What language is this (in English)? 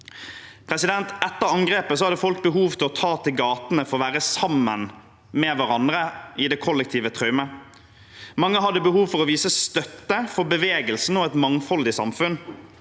Norwegian